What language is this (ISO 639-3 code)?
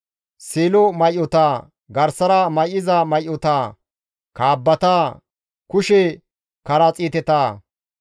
gmv